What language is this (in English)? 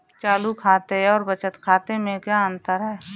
Hindi